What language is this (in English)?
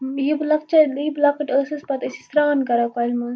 Kashmiri